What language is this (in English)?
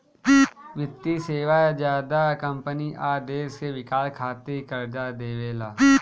Bhojpuri